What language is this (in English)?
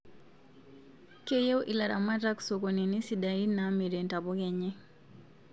Masai